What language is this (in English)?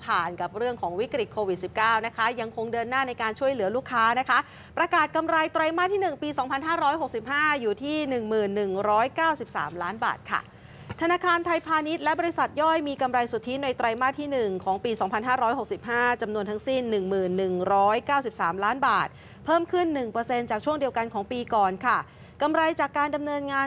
Thai